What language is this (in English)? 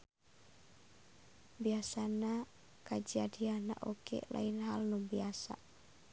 Sundanese